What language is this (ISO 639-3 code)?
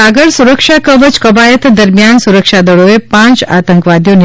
guj